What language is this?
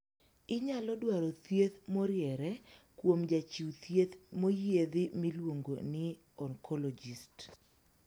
Luo (Kenya and Tanzania)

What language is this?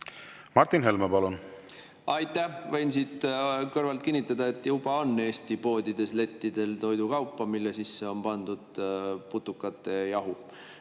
Estonian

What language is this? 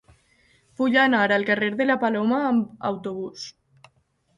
Catalan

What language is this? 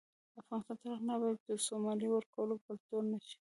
Pashto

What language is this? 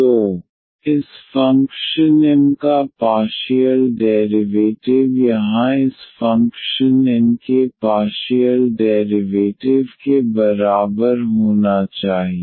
Hindi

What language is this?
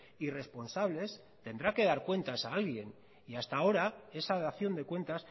Spanish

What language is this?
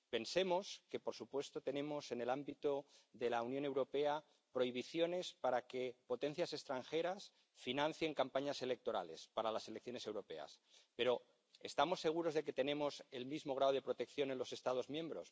Spanish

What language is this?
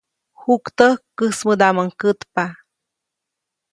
Copainalá Zoque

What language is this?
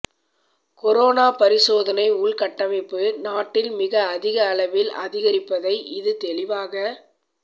Tamil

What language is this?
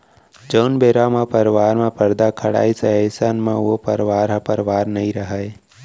Chhattisgarhi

